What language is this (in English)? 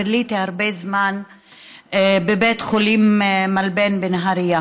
Hebrew